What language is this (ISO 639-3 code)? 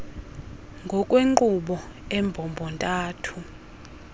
xho